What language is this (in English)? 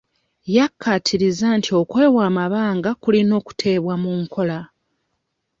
Ganda